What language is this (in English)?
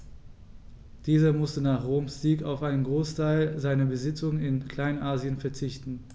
German